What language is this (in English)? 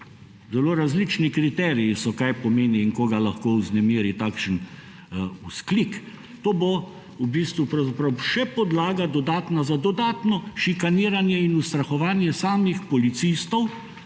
Slovenian